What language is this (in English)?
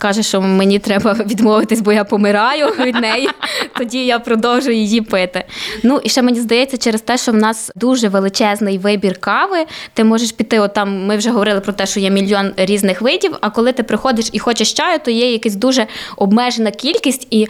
Ukrainian